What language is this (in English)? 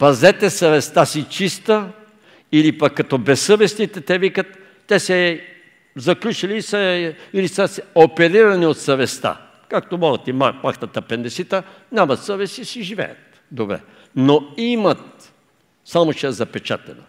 Bulgarian